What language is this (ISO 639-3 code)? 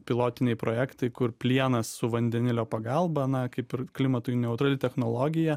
lit